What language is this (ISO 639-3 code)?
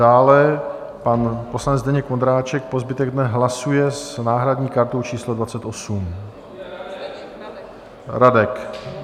ces